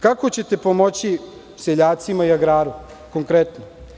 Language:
Serbian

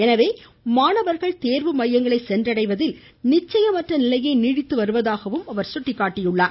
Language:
Tamil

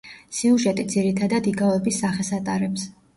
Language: Georgian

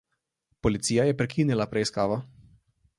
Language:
Slovenian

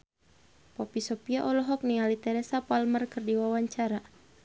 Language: Sundanese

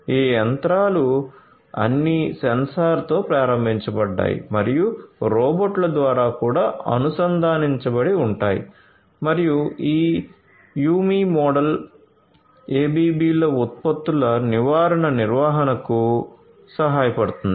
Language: Telugu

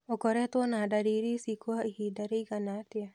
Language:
Kikuyu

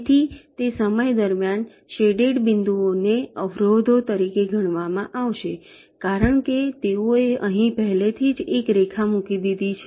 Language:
Gujarati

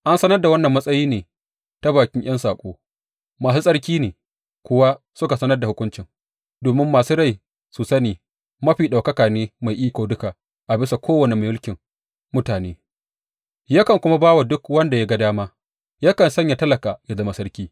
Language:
Hausa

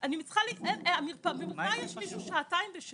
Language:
Hebrew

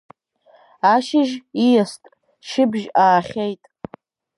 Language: Abkhazian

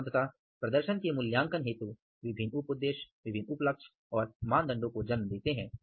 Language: Hindi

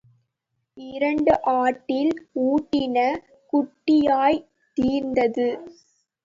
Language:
Tamil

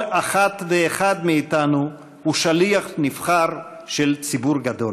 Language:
Hebrew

